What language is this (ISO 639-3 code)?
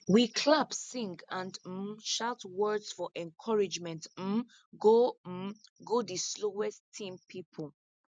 pcm